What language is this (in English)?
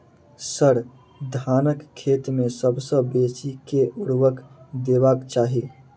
Maithili